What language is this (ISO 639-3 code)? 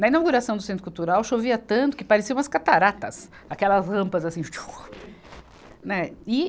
por